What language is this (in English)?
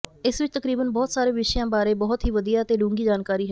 Punjabi